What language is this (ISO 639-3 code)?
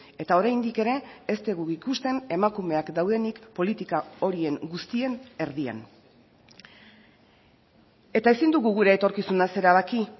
eus